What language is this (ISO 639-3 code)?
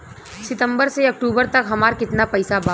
bho